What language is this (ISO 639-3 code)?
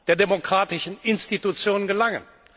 deu